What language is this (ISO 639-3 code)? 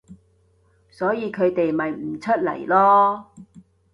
yue